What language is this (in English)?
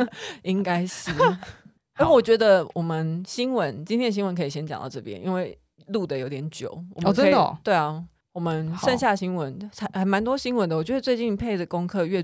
Chinese